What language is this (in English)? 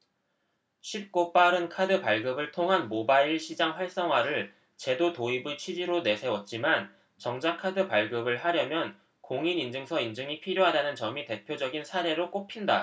Korean